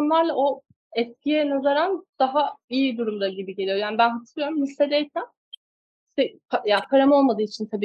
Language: Turkish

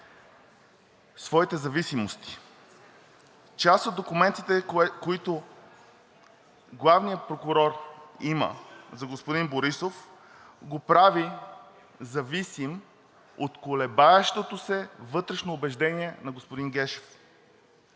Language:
Bulgarian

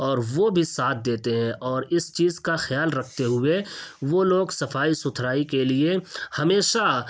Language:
Urdu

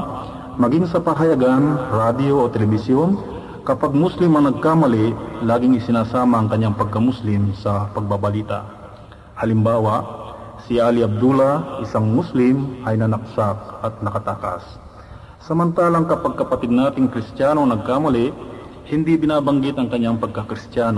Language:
Filipino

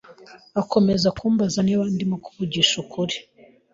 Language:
Kinyarwanda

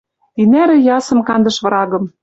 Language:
Western Mari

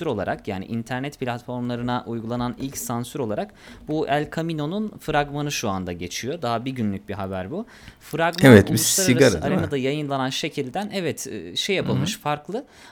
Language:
Turkish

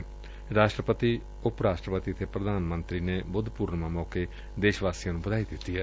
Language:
Punjabi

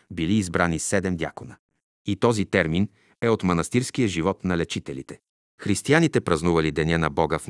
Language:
Bulgarian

